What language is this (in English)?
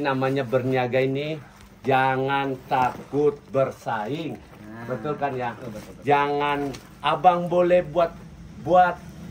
Indonesian